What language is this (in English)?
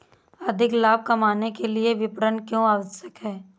Hindi